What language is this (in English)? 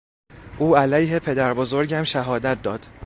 Persian